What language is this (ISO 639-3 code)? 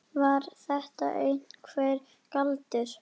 isl